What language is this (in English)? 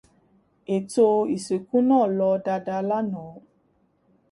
Yoruba